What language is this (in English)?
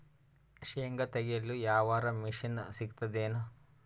Kannada